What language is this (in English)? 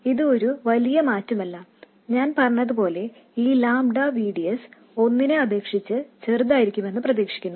Malayalam